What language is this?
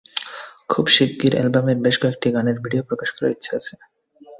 Bangla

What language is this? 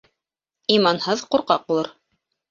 Bashkir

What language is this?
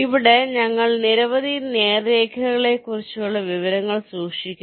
Malayalam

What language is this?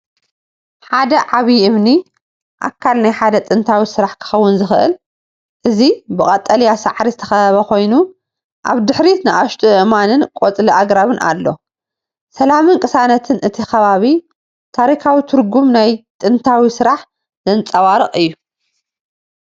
Tigrinya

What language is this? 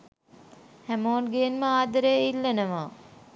Sinhala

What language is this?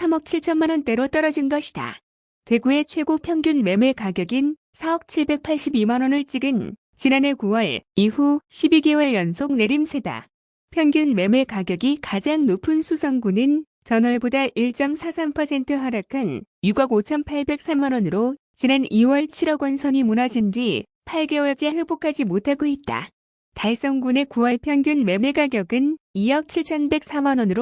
Korean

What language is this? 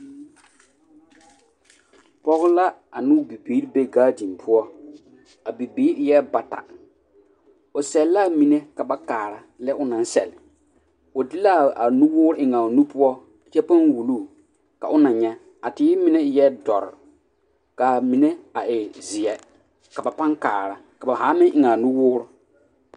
Southern Dagaare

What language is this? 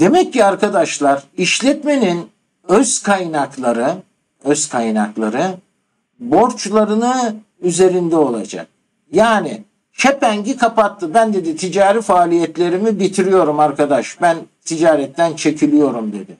Turkish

